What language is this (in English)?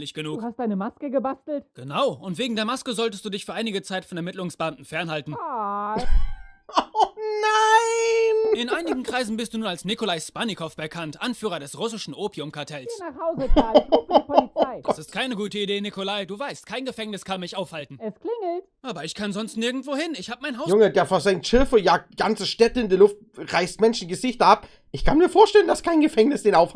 German